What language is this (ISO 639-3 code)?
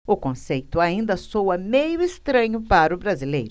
por